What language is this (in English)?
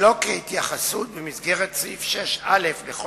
Hebrew